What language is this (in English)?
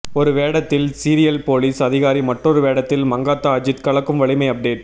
Tamil